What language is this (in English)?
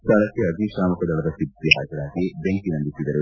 Kannada